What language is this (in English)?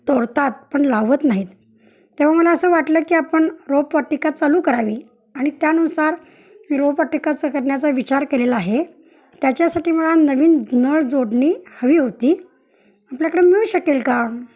Marathi